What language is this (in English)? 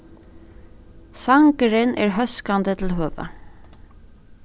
Faroese